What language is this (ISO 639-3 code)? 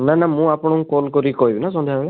ori